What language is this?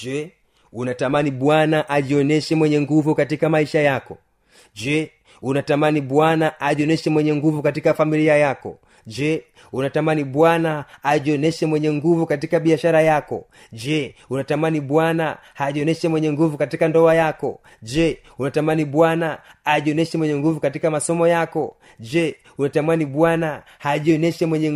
Swahili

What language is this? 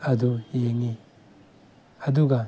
Manipuri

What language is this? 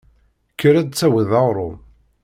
Kabyle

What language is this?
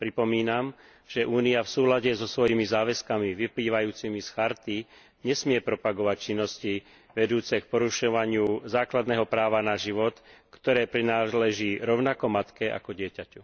Slovak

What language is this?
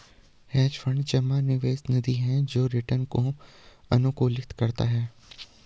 Hindi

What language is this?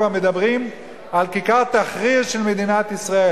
Hebrew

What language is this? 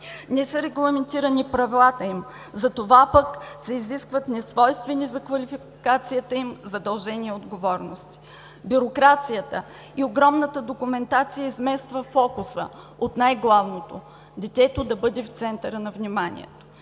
Bulgarian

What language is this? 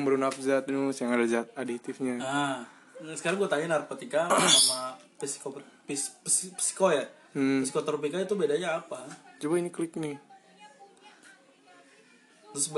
Indonesian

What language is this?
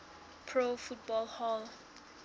Southern Sotho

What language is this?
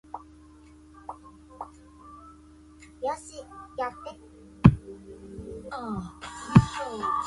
Chinese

